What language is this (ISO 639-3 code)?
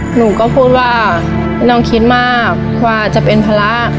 tha